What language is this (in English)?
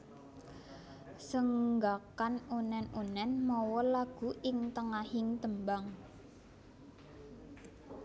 Javanese